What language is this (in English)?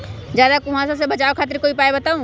Magahi